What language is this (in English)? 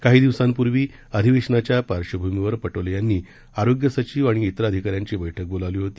Marathi